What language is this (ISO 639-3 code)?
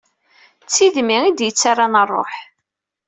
kab